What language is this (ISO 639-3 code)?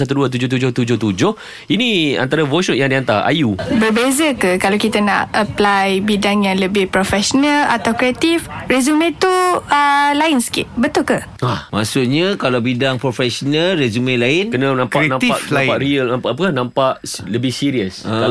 msa